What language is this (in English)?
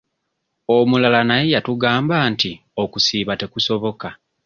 Ganda